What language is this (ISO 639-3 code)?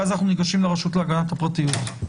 heb